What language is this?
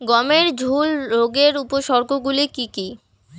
Bangla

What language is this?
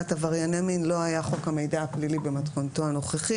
Hebrew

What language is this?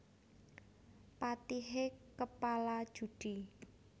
Javanese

